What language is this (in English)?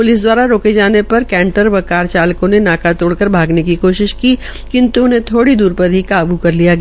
Hindi